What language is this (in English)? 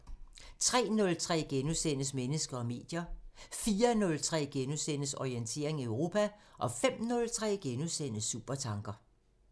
Danish